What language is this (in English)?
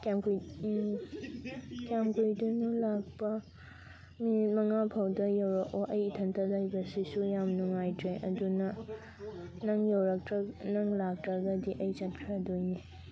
Manipuri